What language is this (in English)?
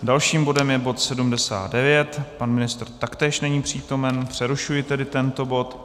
Czech